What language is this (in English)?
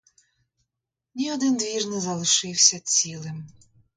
Ukrainian